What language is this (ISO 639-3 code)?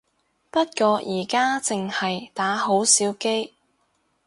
yue